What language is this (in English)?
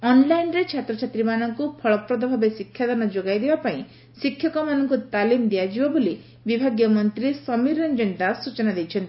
Odia